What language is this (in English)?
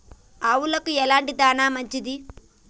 Telugu